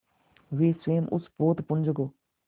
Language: Hindi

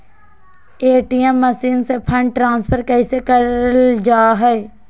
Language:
Magahi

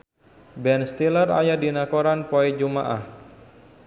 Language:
Sundanese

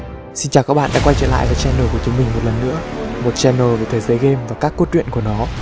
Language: Vietnamese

